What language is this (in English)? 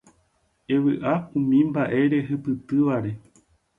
Guarani